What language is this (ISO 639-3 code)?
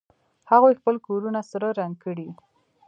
pus